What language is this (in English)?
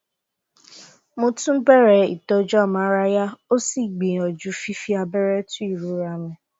Yoruba